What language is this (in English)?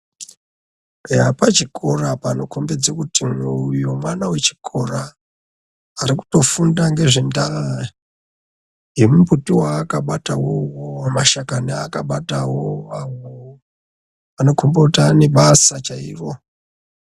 Ndau